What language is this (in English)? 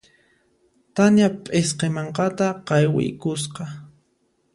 Puno Quechua